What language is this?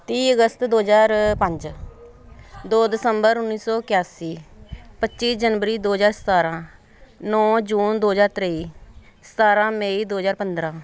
Punjabi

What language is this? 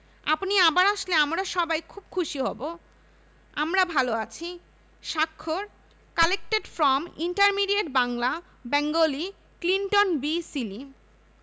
Bangla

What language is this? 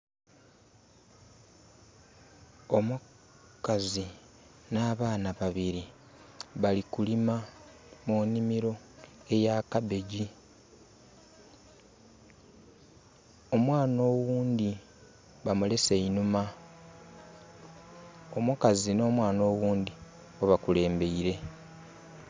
Soga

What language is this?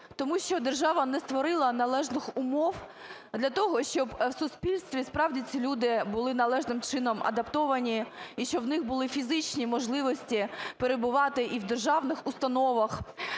Ukrainian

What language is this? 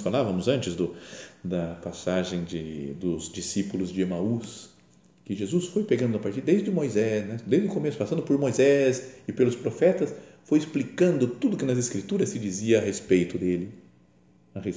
Portuguese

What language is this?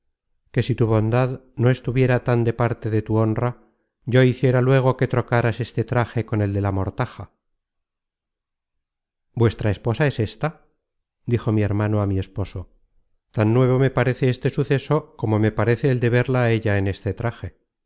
Spanish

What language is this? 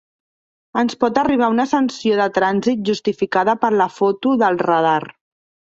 Catalan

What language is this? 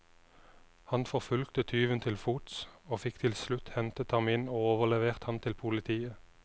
Norwegian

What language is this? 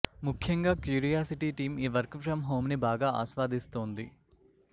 Telugu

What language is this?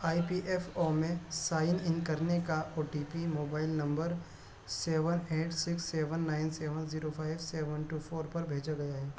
Urdu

